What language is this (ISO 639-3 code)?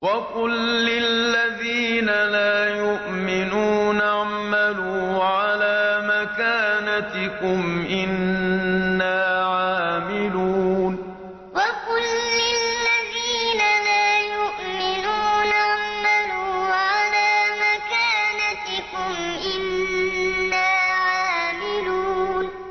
ara